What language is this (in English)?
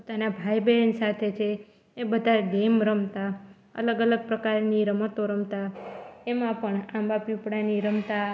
Gujarati